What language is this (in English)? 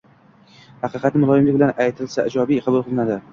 Uzbek